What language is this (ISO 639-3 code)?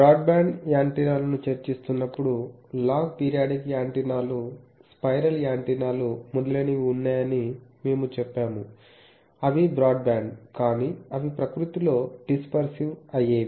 tel